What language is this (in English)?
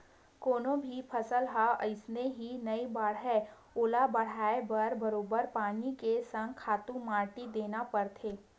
Chhattisgarhi